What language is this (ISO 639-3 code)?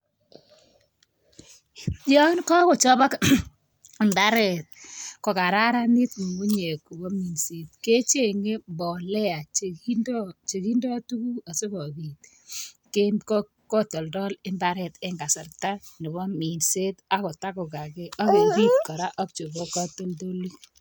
kln